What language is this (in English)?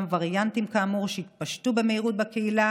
Hebrew